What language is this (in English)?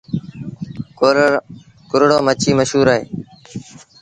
Sindhi Bhil